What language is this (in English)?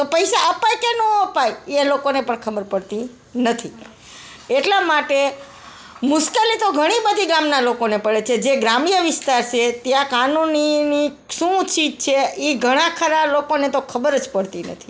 Gujarati